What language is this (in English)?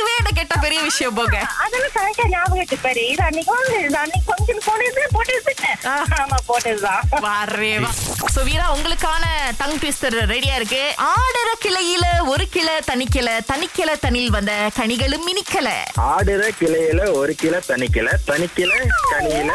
Tamil